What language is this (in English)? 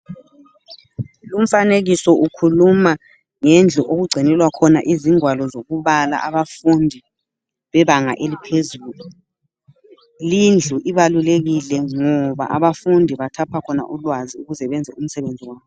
North Ndebele